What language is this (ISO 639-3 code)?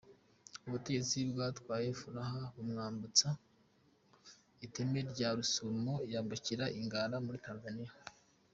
kin